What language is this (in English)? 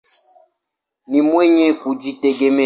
Swahili